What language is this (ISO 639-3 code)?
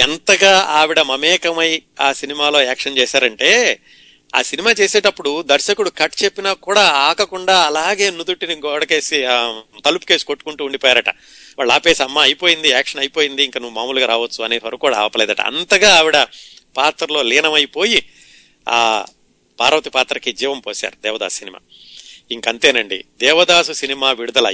tel